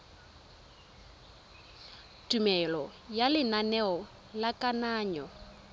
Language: Tswana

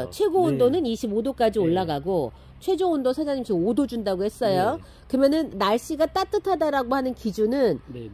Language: Korean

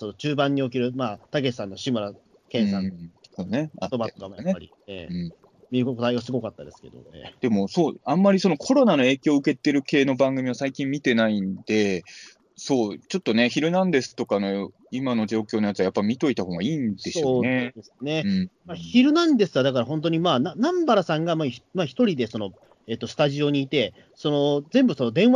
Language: Japanese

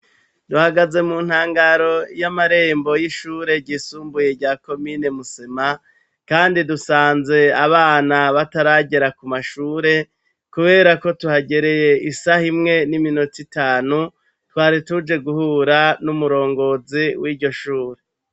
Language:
Rundi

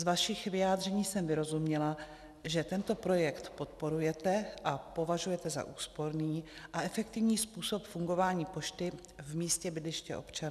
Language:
Czech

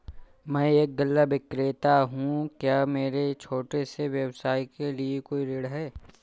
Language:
Hindi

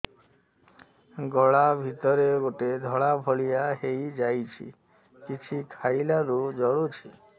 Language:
Odia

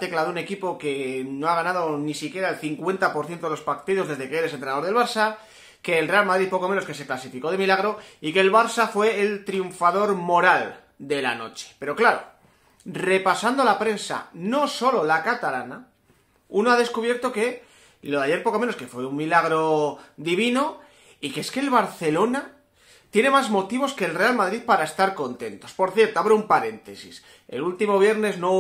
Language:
Spanish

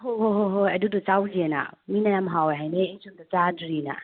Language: Manipuri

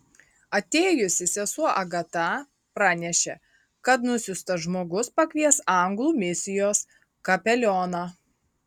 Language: Lithuanian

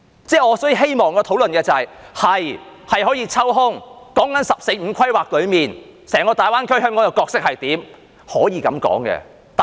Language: Cantonese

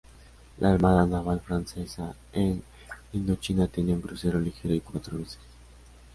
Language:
Spanish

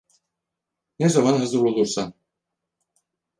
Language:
Turkish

